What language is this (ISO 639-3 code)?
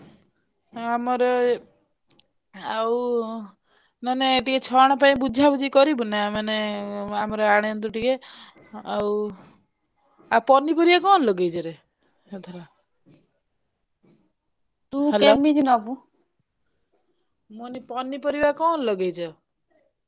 ori